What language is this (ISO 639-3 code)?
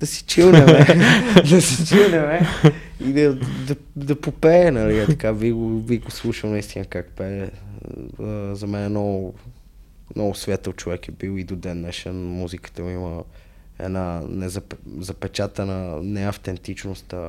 bul